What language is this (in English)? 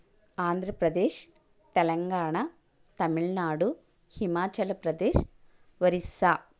Telugu